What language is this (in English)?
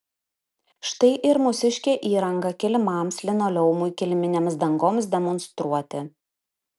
Lithuanian